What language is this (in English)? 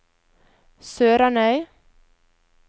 Norwegian